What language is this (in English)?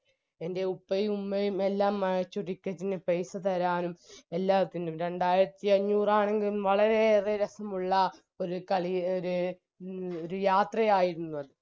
Malayalam